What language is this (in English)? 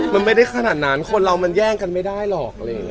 Thai